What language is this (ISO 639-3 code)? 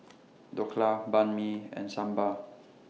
eng